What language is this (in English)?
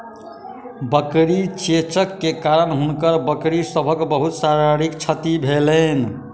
Maithili